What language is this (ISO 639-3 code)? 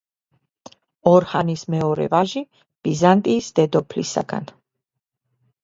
kat